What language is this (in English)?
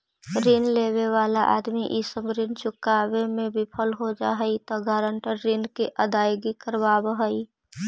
Magahi